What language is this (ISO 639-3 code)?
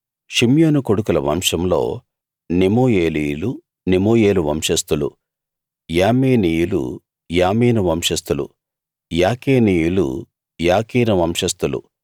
tel